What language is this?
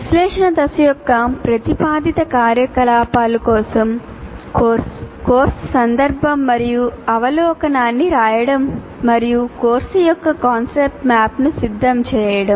Telugu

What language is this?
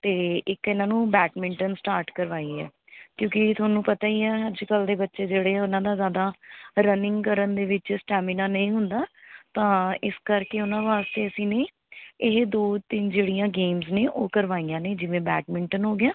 Punjabi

